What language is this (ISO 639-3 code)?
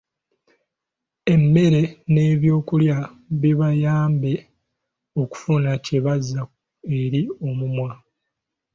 lug